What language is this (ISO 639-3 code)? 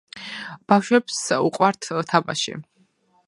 kat